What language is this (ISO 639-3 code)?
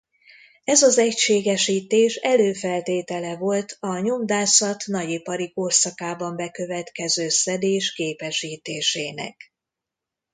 hun